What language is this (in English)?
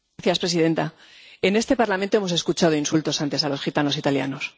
Spanish